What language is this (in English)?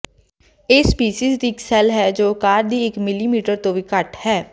Punjabi